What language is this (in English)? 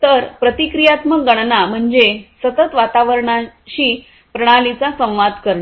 Marathi